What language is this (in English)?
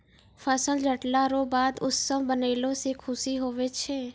Maithili